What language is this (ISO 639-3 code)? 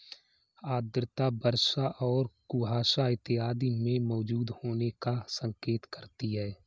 hin